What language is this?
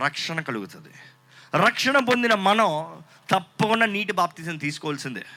Telugu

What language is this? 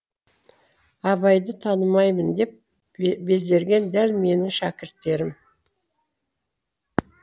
Kazakh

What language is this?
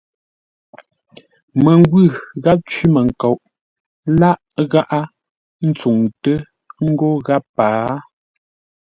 Ngombale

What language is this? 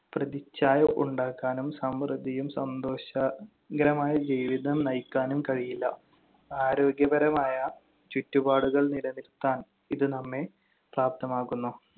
Malayalam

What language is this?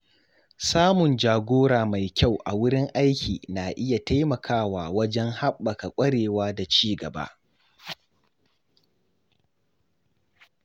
Hausa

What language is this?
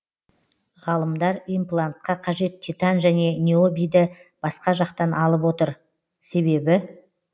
Kazakh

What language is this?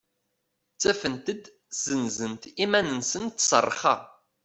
Kabyle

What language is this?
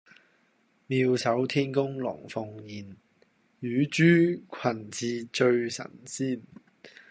Cantonese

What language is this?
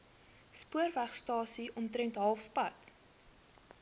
Afrikaans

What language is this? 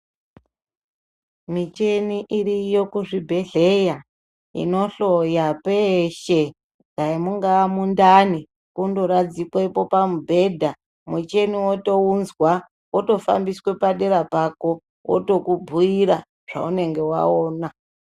Ndau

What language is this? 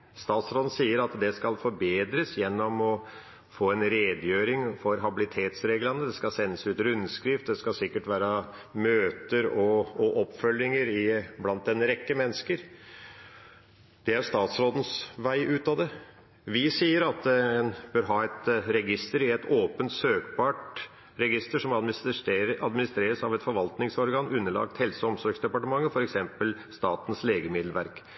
Norwegian Bokmål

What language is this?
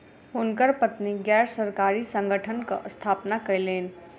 Maithili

